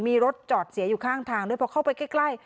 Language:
Thai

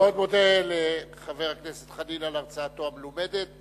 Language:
Hebrew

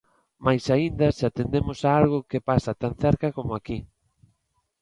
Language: Galician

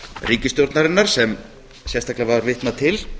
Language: Icelandic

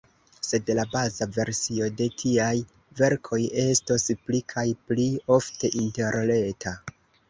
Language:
Esperanto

